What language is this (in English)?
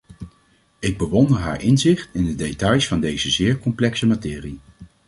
Dutch